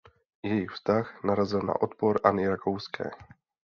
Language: Czech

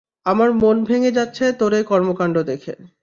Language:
Bangla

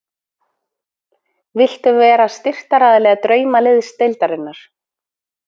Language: Icelandic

